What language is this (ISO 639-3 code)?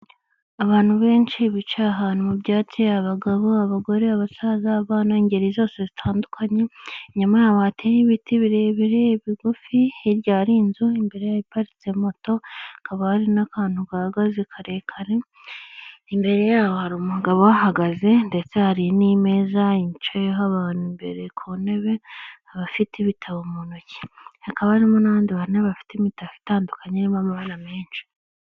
kin